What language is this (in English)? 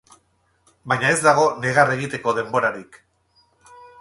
Basque